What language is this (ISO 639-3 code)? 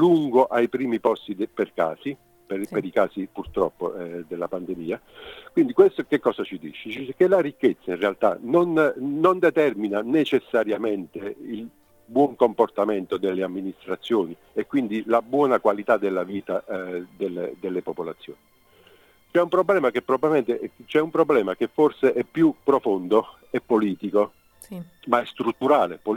ita